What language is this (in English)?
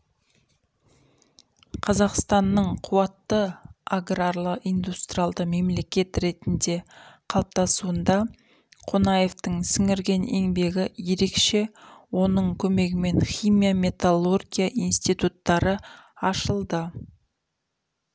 Kazakh